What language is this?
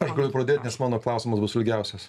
Lithuanian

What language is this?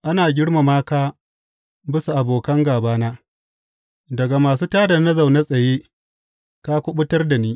Hausa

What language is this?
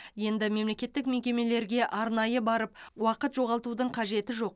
Kazakh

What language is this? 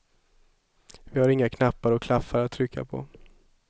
Swedish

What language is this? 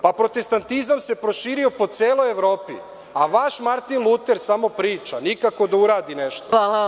Serbian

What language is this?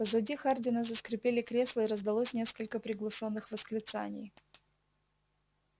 Russian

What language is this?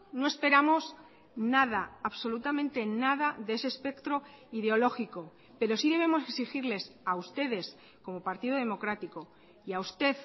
Spanish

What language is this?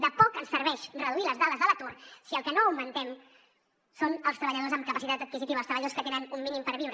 Catalan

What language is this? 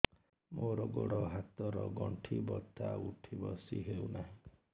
Odia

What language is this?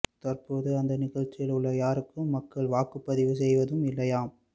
Tamil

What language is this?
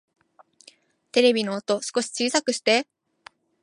Japanese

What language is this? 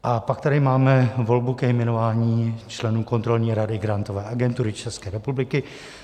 Czech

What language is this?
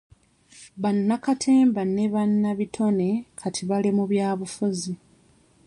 Ganda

